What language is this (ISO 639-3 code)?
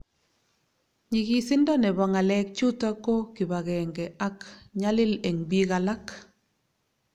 kln